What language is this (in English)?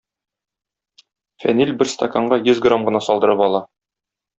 Tatar